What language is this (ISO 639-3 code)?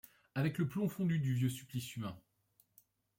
fra